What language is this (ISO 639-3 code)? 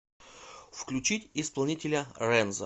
rus